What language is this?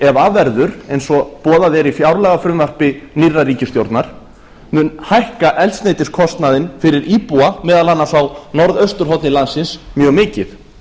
Icelandic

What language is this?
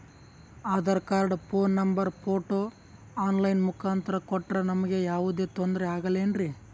Kannada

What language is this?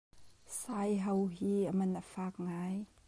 Hakha Chin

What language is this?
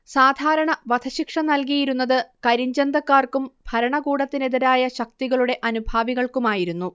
Malayalam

